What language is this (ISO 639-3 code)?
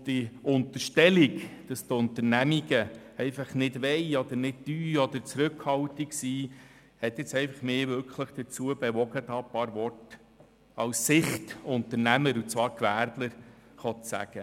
gsw